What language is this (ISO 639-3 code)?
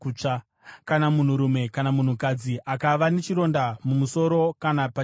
sna